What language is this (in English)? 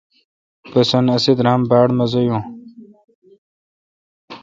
Kalkoti